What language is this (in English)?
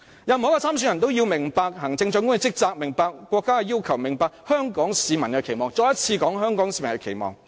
Cantonese